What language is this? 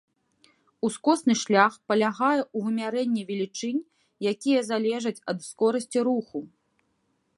Belarusian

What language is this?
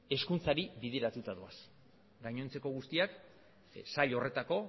Basque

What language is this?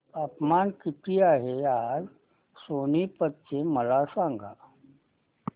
Marathi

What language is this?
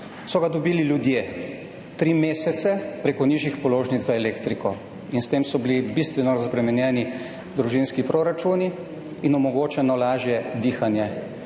Slovenian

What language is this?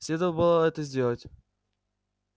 Russian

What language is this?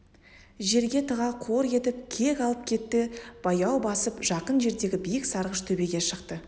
Kazakh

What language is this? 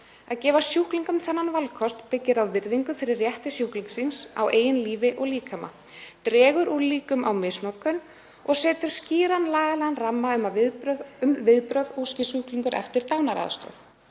Icelandic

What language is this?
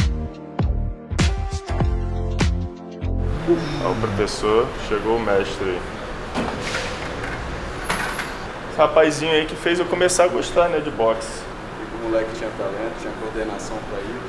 Portuguese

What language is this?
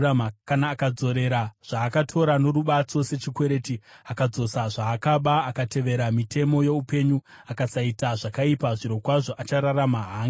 Shona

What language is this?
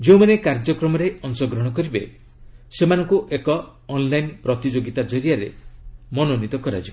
Odia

